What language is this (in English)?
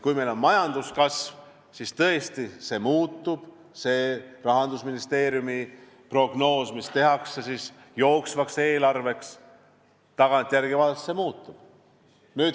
Estonian